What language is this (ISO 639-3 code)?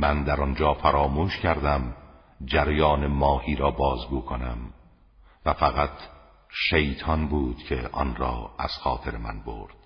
fas